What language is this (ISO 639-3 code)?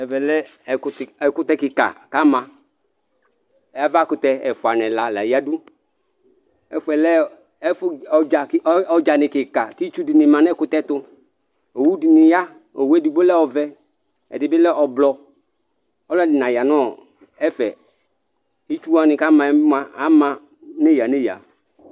kpo